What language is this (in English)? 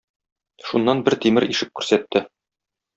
Tatar